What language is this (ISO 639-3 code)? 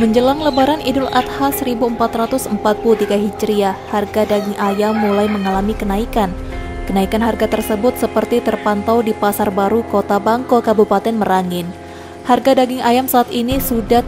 ind